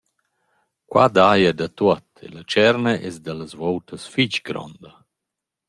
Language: Romansh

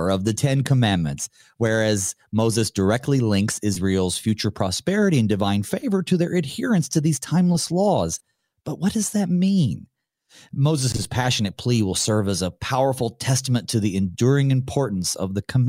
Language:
English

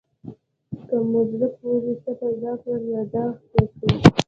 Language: Pashto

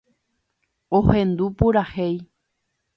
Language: Guarani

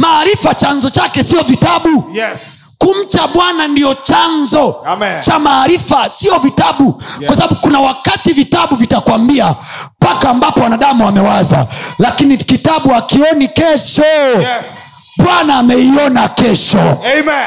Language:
Swahili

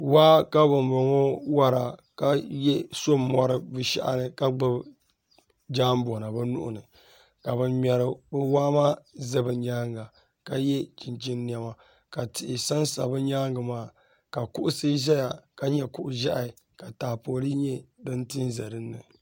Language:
Dagbani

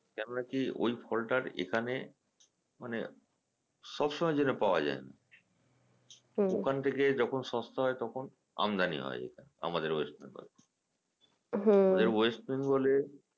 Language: Bangla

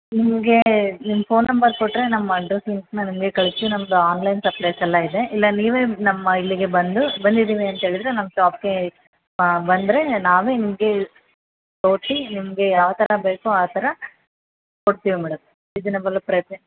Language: Kannada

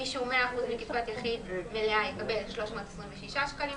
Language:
Hebrew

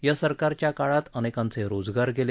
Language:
Marathi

